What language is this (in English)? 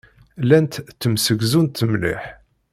Kabyle